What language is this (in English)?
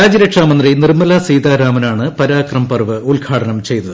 Malayalam